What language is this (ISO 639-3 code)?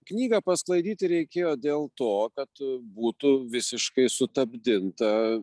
lit